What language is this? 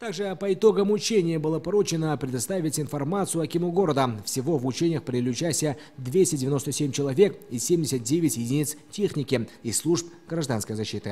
Russian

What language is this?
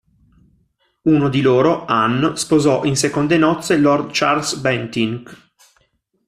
Italian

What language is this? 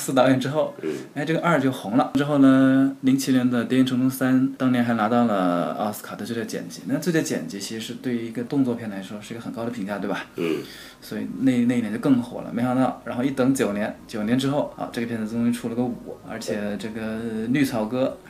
Chinese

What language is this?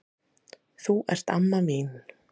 Icelandic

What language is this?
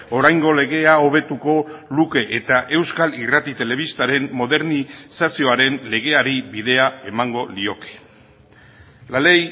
Basque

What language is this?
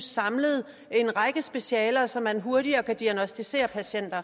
Danish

